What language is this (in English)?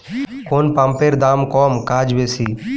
Bangla